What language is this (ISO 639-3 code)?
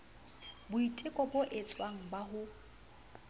sot